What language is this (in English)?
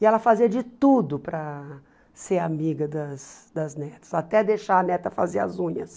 Portuguese